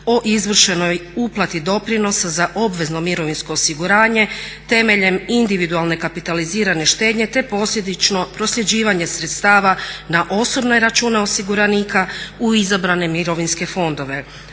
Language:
Croatian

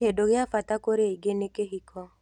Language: Kikuyu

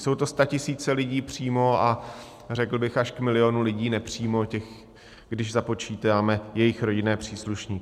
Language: Czech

